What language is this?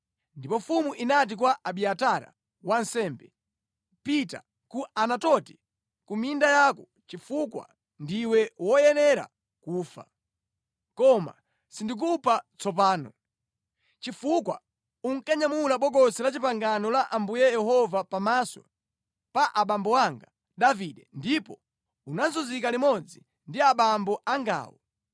Nyanja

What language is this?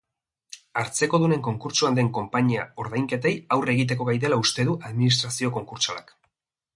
Basque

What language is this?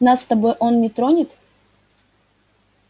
Russian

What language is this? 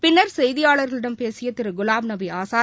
Tamil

